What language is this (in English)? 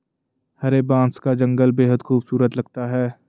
Hindi